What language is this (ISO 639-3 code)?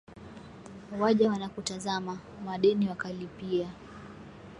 swa